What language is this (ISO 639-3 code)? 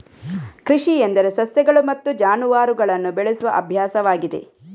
kan